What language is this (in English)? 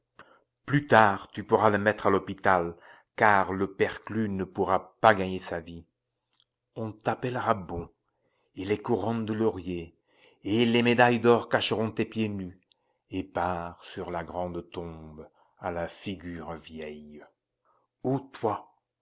French